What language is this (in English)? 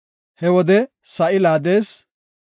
Gofa